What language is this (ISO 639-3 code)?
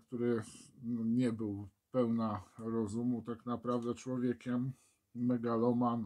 pol